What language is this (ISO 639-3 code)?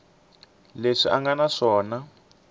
tso